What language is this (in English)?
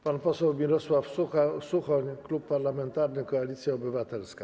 Polish